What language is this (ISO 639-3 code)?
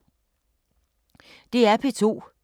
dan